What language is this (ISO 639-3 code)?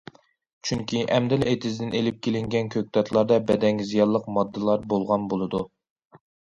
uig